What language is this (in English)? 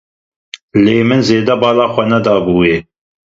Kurdish